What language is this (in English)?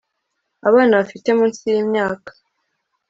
Kinyarwanda